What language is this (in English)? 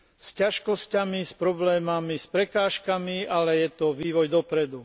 Slovak